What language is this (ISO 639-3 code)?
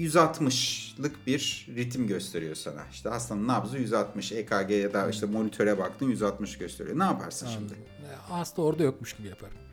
tur